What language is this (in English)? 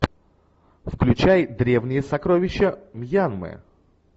Russian